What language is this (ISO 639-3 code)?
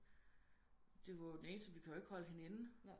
dan